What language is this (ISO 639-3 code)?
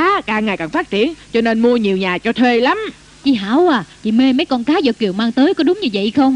vie